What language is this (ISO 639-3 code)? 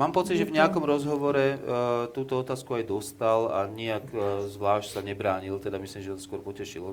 slk